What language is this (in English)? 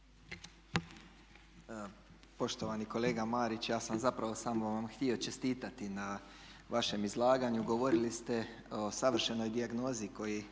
Croatian